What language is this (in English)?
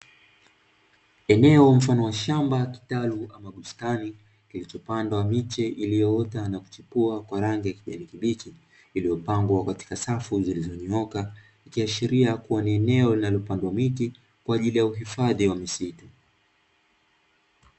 Swahili